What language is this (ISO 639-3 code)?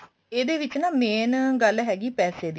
pan